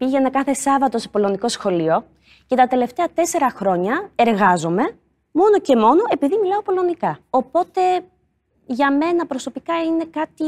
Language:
Greek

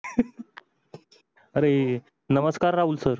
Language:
Marathi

